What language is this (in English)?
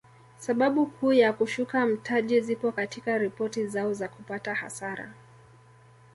Swahili